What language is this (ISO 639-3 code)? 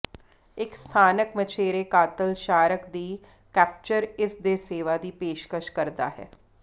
pan